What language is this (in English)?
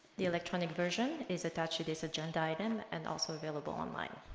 English